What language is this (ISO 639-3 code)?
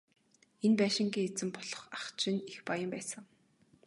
mon